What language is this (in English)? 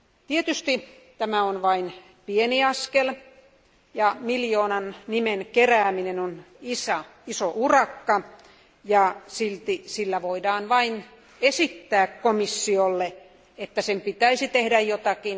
Finnish